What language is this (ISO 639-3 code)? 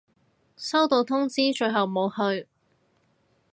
yue